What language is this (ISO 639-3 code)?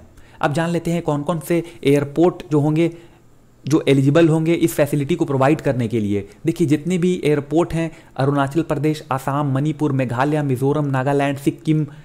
hin